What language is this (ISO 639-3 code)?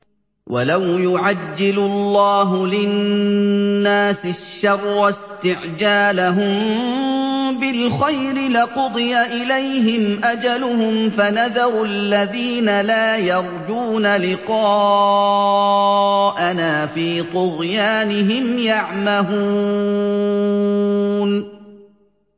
ara